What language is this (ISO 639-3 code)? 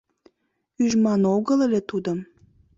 chm